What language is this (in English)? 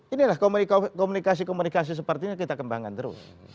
Indonesian